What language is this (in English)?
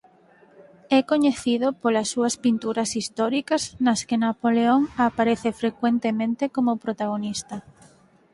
Galician